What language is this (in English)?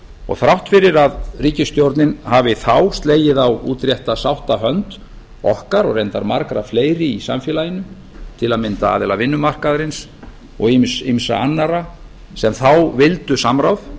Icelandic